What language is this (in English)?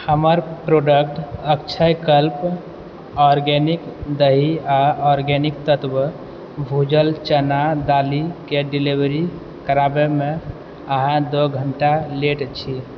Maithili